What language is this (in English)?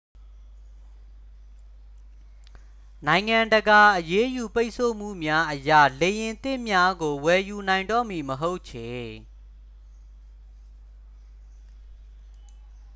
Burmese